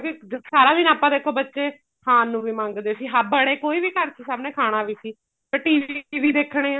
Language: Punjabi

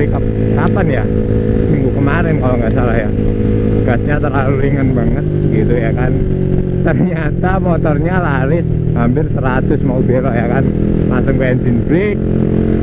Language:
Indonesian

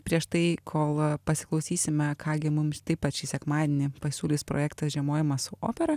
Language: Lithuanian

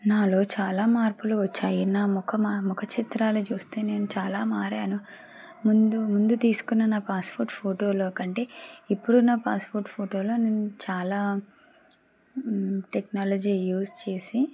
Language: Telugu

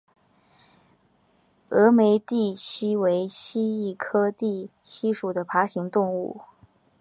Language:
Chinese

